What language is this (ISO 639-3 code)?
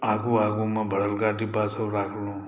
mai